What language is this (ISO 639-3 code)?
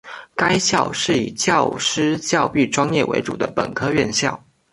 zho